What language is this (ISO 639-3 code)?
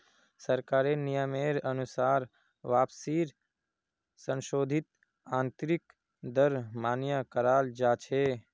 mag